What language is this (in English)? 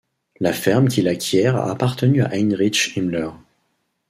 French